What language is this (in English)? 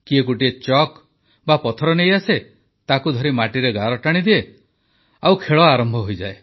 Odia